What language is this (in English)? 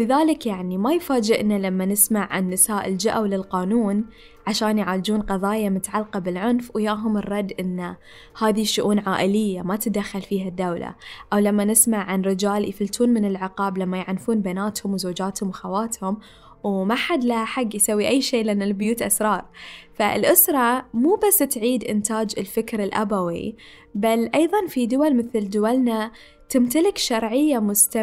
Arabic